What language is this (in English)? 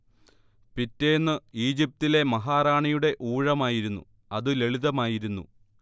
Malayalam